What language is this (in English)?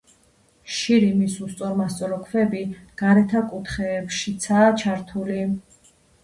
Georgian